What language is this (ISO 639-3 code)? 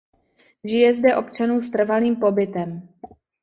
ces